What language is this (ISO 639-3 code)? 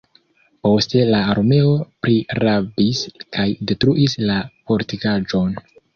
epo